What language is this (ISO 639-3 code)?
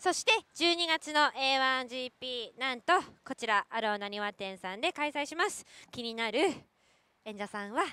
jpn